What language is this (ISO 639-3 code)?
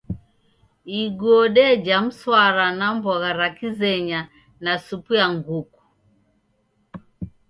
dav